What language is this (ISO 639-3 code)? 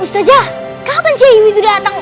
ind